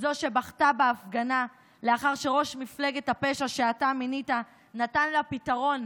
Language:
Hebrew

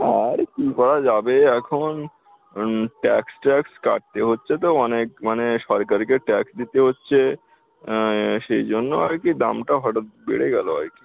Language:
Bangla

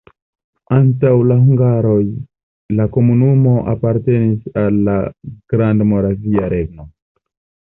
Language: Esperanto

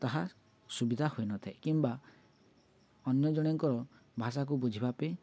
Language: Odia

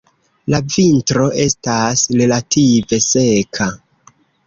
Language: Esperanto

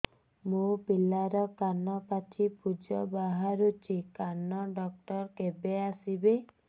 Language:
Odia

